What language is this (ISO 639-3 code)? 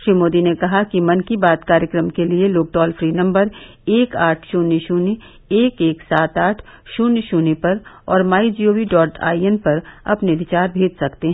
hin